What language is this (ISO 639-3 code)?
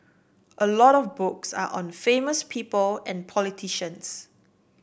eng